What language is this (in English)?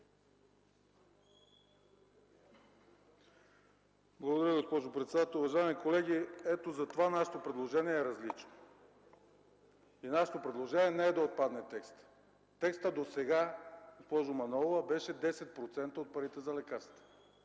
Bulgarian